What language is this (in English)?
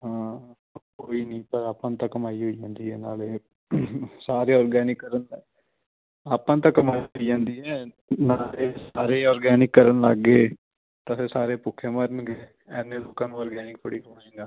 Punjabi